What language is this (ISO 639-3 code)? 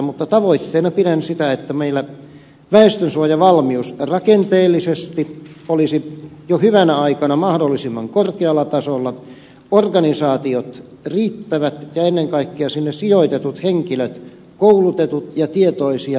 fin